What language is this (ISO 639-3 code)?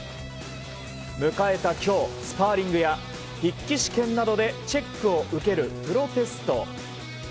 jpn